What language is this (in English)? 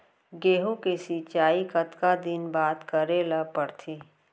Chhattisgarhi